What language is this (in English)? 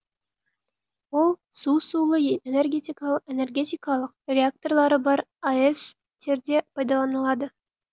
Kazakh